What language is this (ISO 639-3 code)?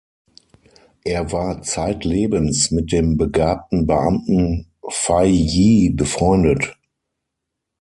deu